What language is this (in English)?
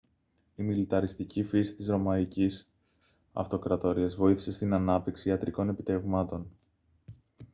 Greek